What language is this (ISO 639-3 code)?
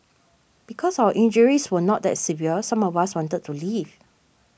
eng